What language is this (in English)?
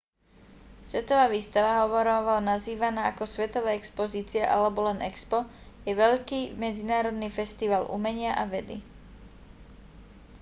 Slovak